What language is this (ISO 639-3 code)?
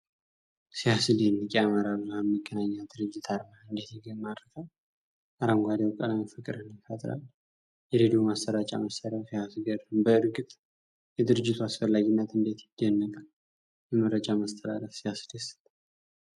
amh